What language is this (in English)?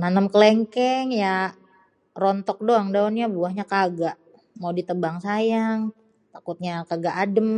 Betawi